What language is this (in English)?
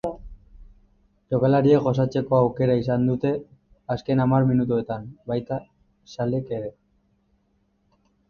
Basque